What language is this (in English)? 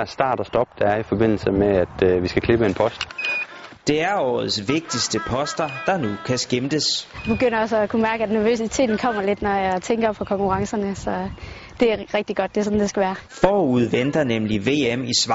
Danish